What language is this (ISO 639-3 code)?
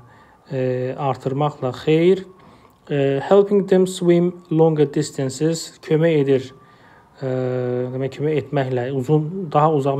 tur